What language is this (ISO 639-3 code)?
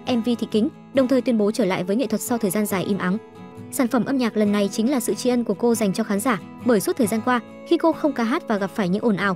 vie